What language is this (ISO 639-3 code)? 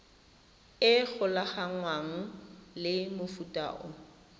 tsn